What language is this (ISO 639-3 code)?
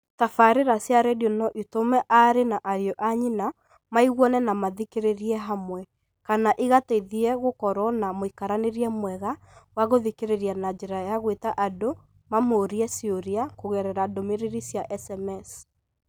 kik